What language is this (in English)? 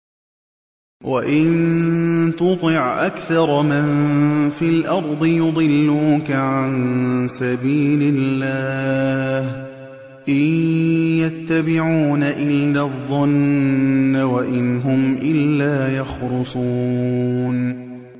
Arabic